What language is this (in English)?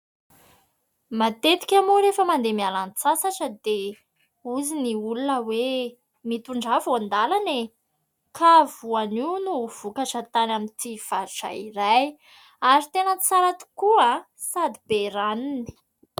Malagasy